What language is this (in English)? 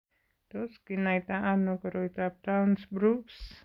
Kalenjin